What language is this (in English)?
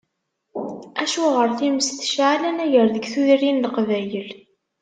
Kabyle